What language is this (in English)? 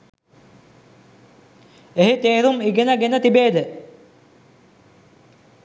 Sinhala